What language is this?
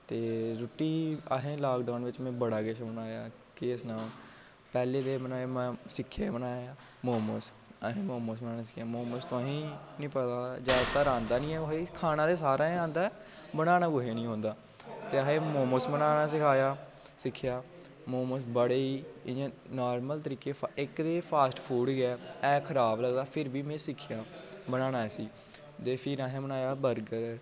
Dogri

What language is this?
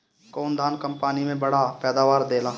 Bhojpuri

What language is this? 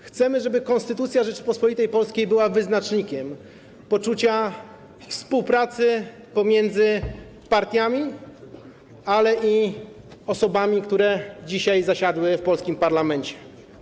Polish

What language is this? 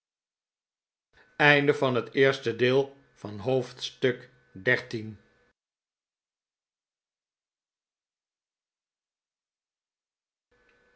Dutch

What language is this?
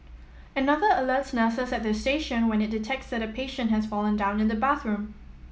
English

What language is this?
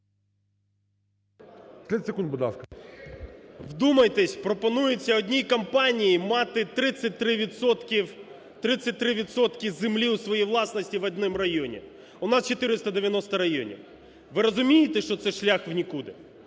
Ukrainian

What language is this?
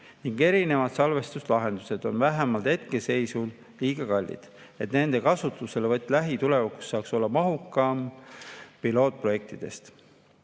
Estonian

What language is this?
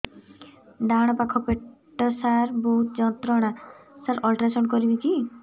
Odia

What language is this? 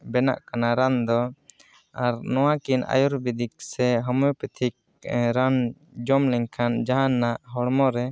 Santali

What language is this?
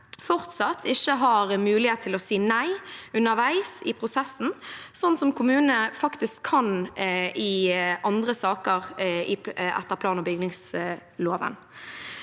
Norwegian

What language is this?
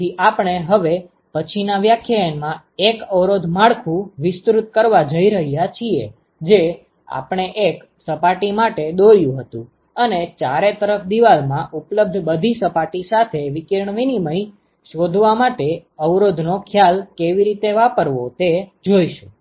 Gujarati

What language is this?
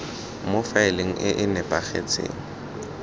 Tswana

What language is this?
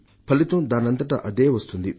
Telugu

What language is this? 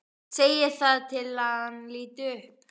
Icelandic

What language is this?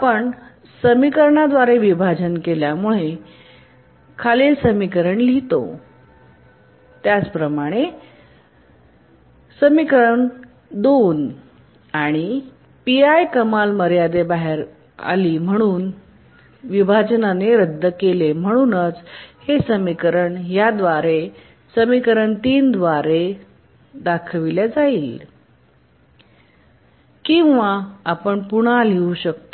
Marathi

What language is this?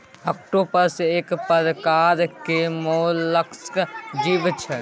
Maithili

